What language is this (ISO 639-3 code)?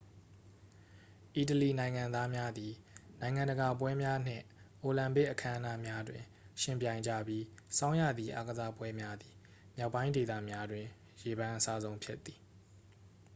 mya